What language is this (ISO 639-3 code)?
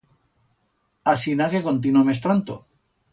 arg